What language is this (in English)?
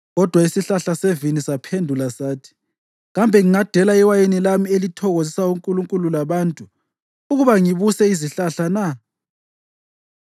North Ndebele